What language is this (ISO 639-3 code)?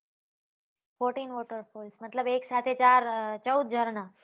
guj